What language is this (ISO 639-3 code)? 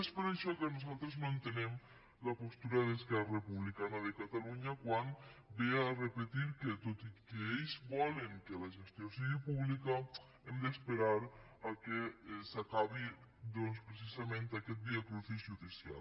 cat